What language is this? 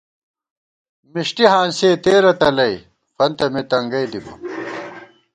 Gawar-Bati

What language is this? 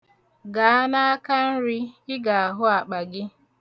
Igbo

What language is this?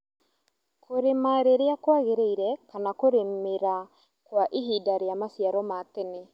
Kikuyu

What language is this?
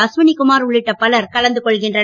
Tamil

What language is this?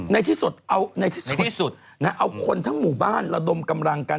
Thai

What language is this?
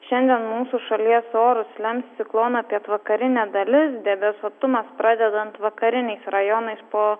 Lithuanian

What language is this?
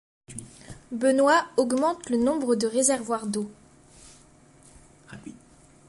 French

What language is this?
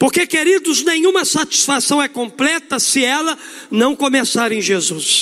Portuguese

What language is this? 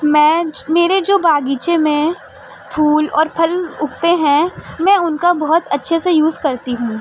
Urdu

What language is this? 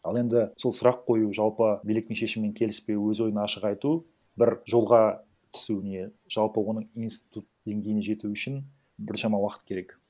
Kazakh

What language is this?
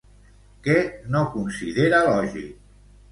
Catalan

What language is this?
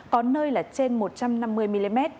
Vietnamese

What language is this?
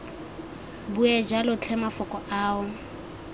Tswana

